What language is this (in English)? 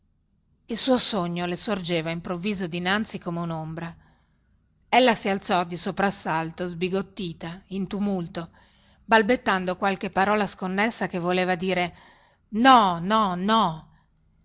Italian